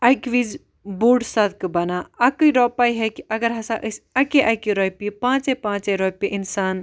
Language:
Kashmiri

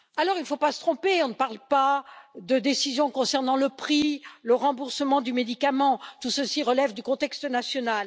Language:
French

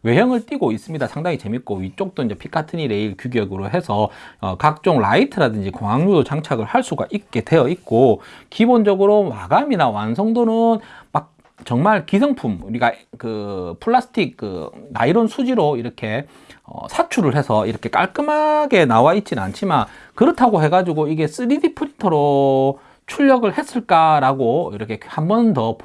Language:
Korean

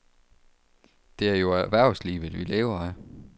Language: Danish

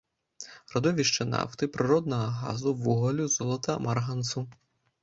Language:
Belarusian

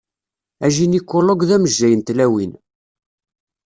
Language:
Kabyle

